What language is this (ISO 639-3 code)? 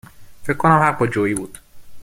fas